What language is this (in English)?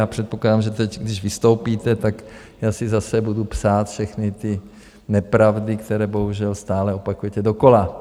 Czech